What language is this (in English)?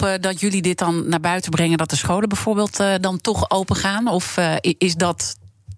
Dutch